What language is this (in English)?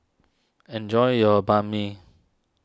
English